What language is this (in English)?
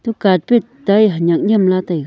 Wancho Naga